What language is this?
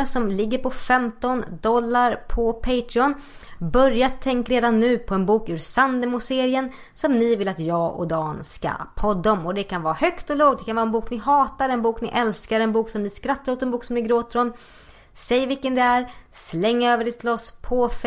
Swedish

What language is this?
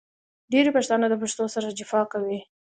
Pashto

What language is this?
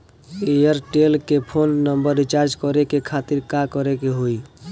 Bhojpuri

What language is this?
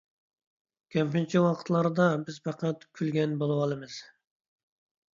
Uyghur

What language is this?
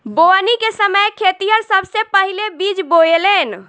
Bhojpuri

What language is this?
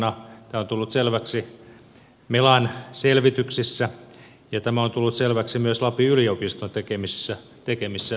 Finnish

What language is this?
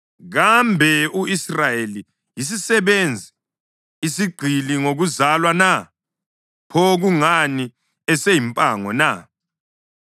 North Ndebele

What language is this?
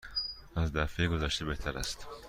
Persian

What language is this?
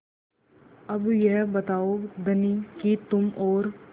Hindi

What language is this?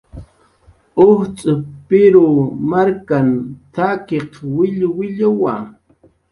Jaqaru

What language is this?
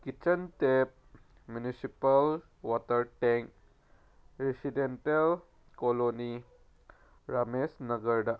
Manipuri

